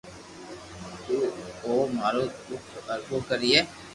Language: Loarki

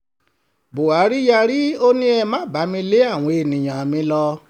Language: Yoruba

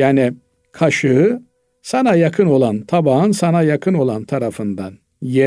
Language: Turkish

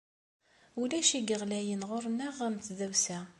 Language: Kabyle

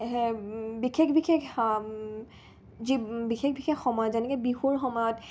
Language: Assamese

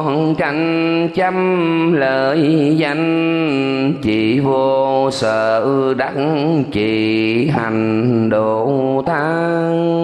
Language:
Vietnamese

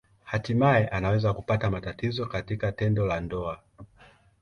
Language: Swahili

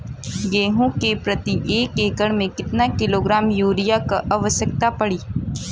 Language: Bhojpuri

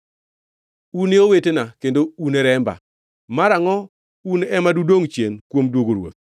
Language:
Luo (Kenya and Tanzania)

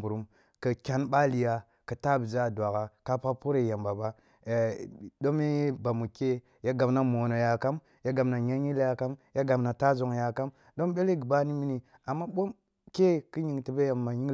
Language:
Kulung (Nigeria)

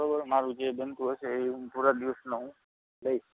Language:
Gujarati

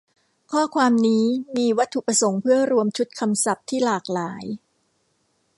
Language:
Thai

